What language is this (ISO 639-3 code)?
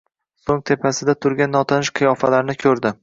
uzb